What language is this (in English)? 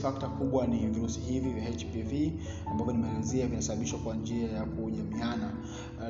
Swahili